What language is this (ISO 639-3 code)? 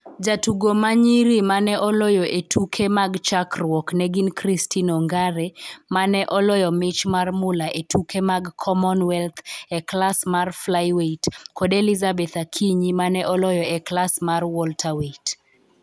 luo